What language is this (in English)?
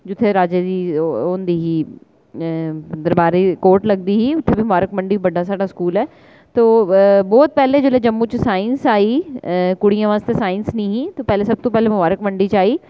Dogri